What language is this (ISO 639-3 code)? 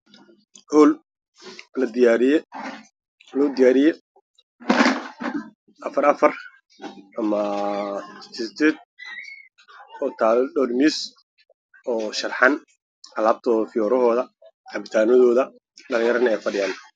som